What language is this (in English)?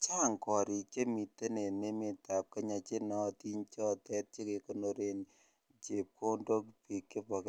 Kalenjin